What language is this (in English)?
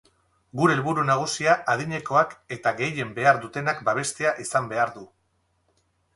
Basque